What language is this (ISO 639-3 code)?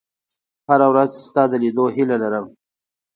pus